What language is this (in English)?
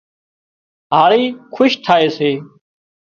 Wadiyara Koli